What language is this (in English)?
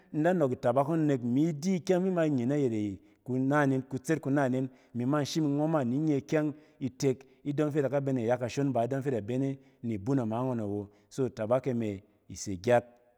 Cen